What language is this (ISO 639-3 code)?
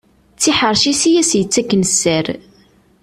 kab